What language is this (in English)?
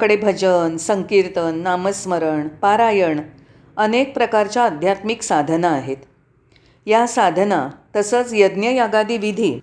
Marathi